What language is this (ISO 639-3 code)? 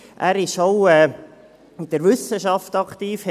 gsw